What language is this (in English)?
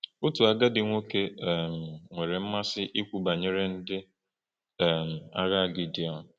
Igbo